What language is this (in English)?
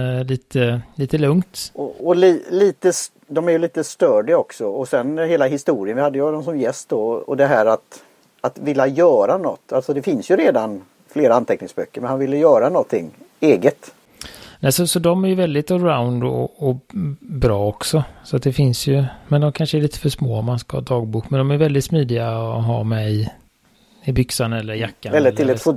Swedish